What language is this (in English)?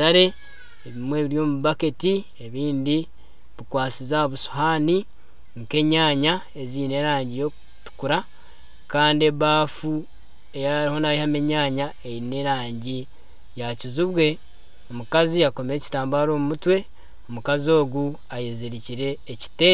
Nyankole